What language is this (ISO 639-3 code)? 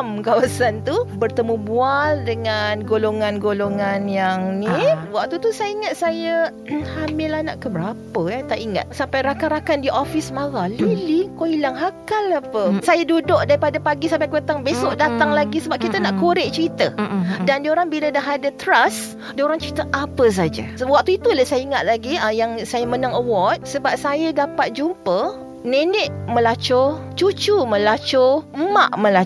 msa